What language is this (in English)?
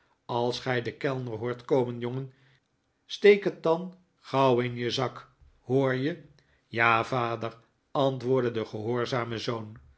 Dutch